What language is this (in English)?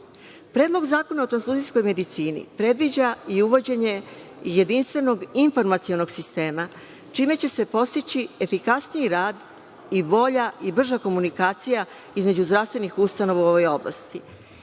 Serbian